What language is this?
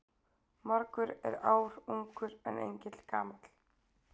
Icelandic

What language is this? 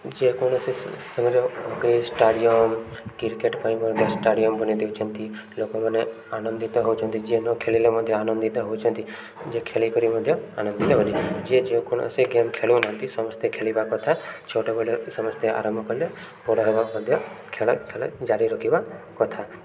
Odia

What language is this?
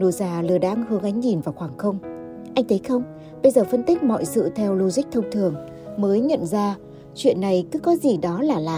Vietnamese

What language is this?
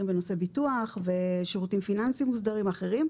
Hebrew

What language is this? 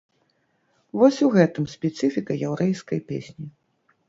Belarusian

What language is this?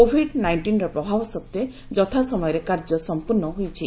Odia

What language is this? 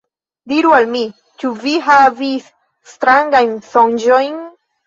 Esperanto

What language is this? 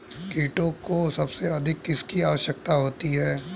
Hindi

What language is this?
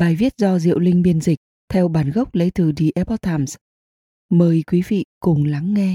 Vietnamese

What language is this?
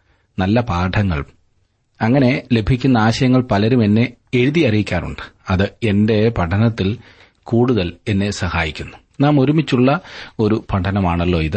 Malayalam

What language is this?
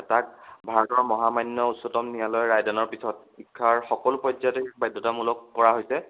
Assamese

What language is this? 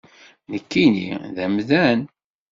Kabyle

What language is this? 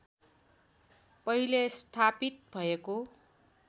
Nepali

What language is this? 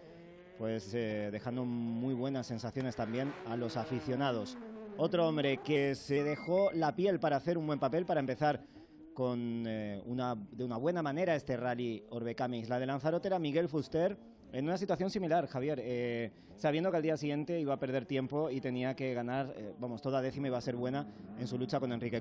Spanish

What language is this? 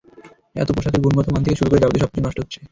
Bangla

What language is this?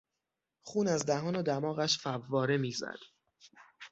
Persian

